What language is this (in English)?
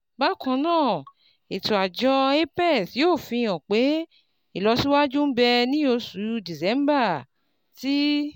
Yoruba